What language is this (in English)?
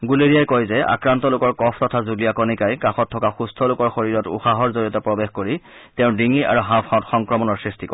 Assamese